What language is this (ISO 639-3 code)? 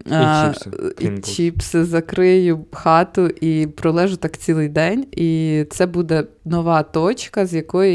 ukr